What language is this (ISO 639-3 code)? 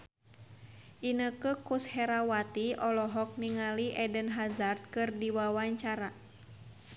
sun